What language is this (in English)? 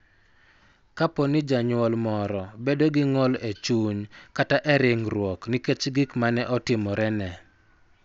Luo (Kenya and Tanzania)